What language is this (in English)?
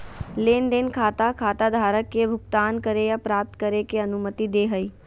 Magahi